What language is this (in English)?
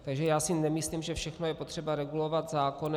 Czech